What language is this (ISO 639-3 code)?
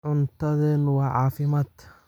som